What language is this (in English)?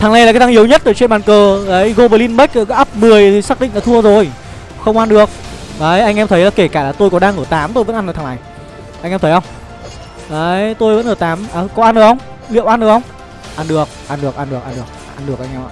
Vietnamese